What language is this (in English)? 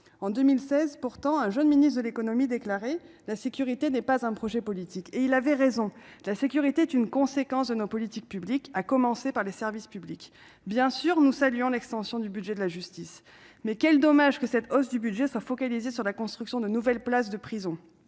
French